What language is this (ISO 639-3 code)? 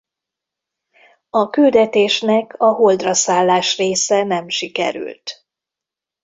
hun